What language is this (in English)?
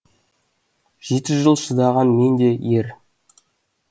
Kazakh